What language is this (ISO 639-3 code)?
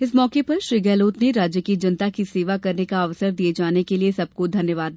hin